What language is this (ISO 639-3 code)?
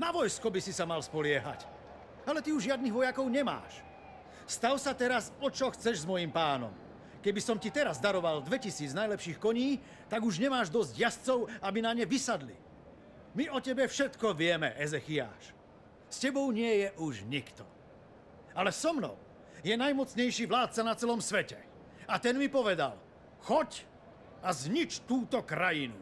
slk